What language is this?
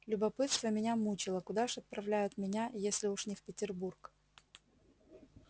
Russian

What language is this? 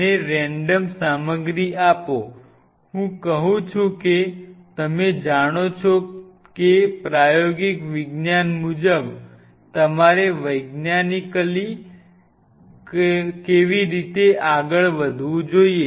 Gujarati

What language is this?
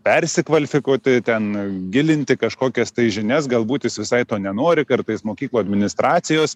Lithuanian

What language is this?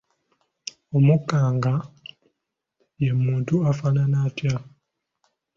Ganda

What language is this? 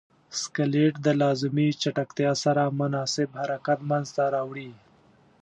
Pashto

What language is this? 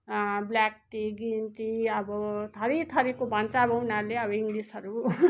Nepali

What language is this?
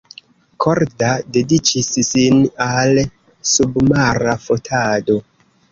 Esperanto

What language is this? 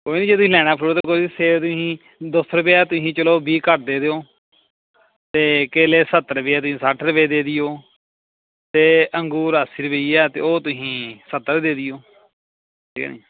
Punjabi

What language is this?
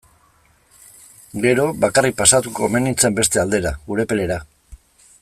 Basque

